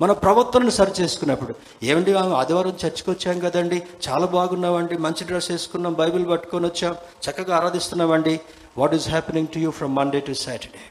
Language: Telugu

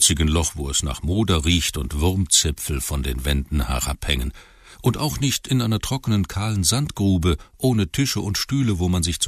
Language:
German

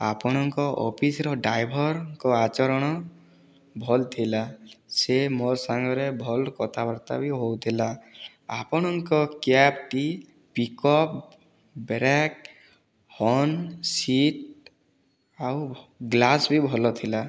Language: Odia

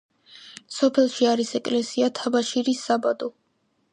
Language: Georgian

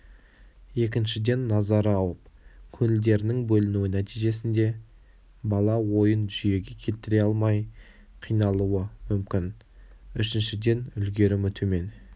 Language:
Kazakh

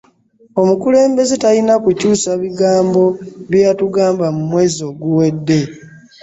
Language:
Ganda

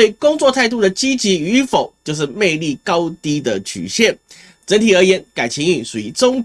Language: Chinese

